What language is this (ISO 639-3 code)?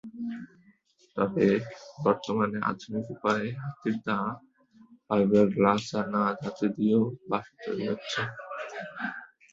ben